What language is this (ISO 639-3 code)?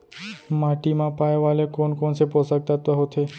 hne